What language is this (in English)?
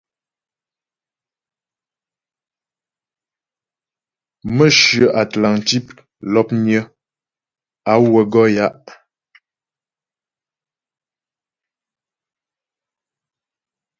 Ghomala